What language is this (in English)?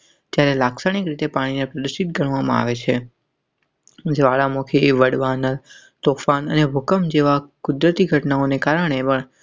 Gujarati